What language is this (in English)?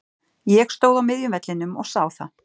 Icelandic